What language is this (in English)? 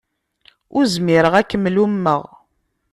Kabyle